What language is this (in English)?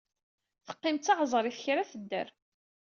Kabyle